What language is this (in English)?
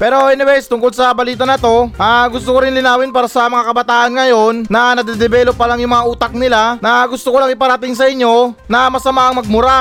Filipino